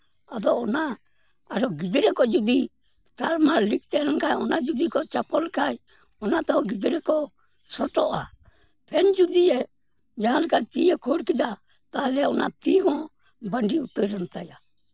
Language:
Santali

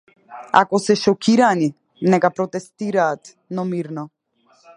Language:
Macedonian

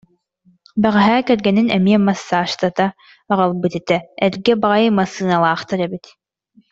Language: Yakut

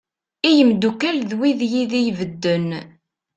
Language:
Kabyle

